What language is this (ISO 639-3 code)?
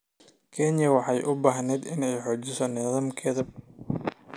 som